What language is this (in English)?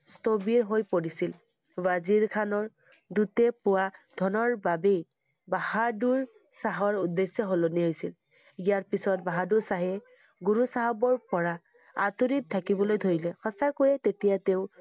Assamese